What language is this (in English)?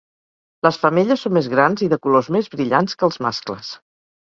Catalan